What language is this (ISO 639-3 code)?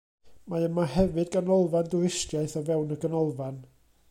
cym